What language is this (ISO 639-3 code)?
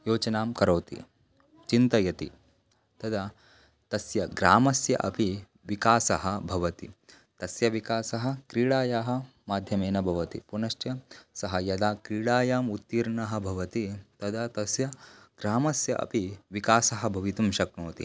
san